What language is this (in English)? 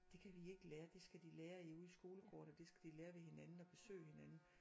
Danish